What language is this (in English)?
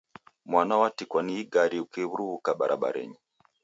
Taita